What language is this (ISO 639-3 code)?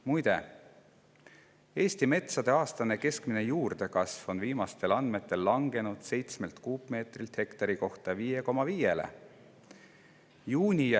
est